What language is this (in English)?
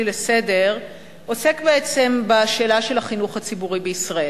Hebrew